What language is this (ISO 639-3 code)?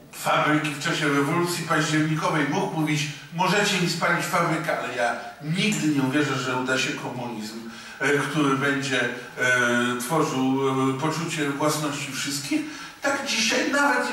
pol